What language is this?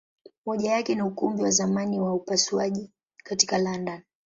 Swahili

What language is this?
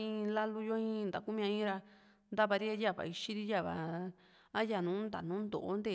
Juxtlahuaca Mixtec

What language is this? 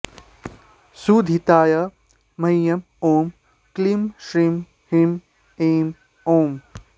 Sanskrit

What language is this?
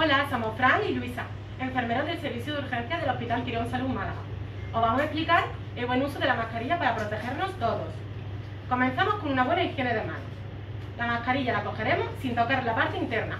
Spanish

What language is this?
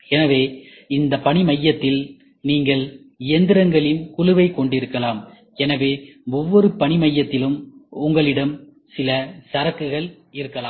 Tamil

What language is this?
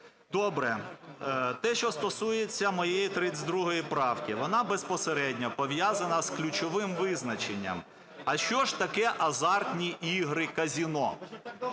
Ukrainian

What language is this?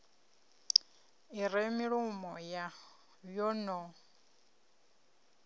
Venda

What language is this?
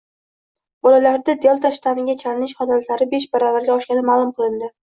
Uzbek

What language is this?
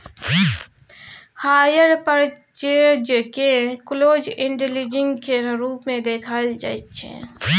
Maithili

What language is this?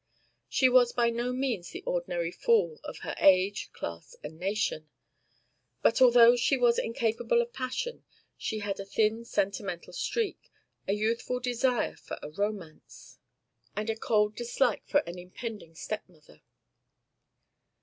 English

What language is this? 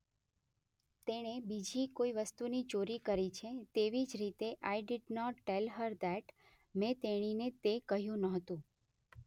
Gujarati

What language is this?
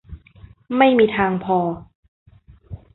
Thai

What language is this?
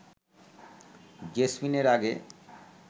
Bangla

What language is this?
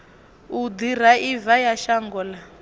Venda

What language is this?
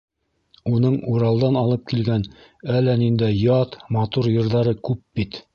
Bashkir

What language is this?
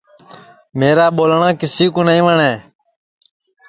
Sansi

